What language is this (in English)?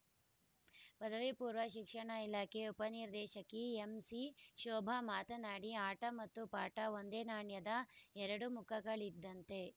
Kannada